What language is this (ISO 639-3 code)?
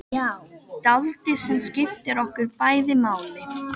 isl